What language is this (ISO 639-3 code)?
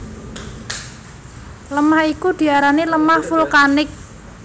jav